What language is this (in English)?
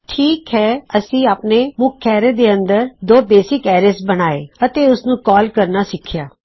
Punjabi